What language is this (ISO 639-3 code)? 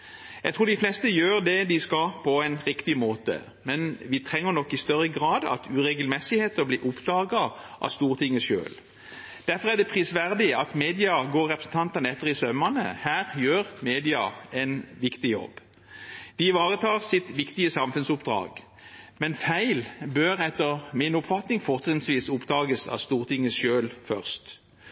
nob